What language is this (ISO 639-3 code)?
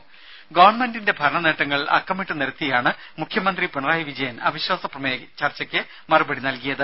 mal